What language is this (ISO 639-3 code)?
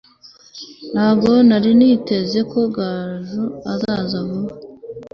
kin